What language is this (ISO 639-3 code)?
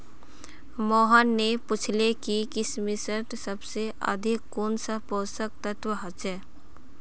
mag